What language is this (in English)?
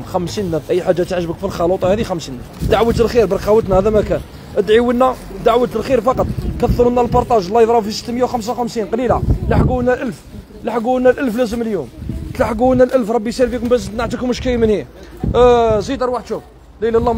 Arabic